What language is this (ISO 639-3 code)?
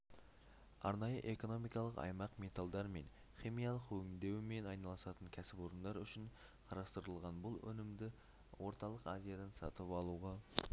kaz